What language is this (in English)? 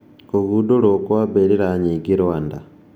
Kikuyu